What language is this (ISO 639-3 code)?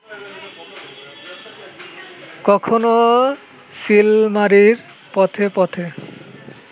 ben